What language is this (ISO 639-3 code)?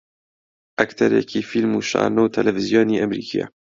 ckb